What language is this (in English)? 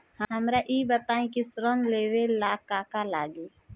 Bhojpuri